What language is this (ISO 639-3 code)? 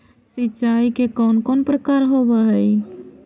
mag